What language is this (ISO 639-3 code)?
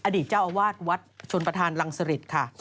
tha